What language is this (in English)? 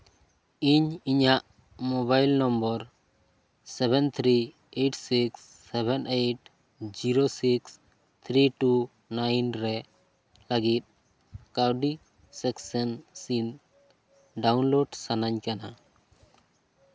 Santali